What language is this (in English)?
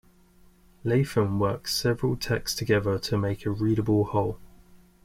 English